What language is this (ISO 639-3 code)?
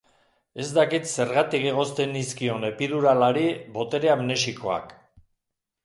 eus